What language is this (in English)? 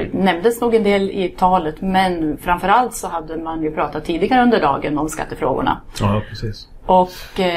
Swedish